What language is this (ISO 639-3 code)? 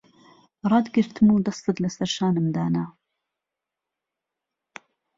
ckb